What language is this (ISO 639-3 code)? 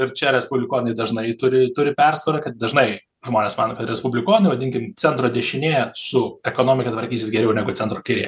lit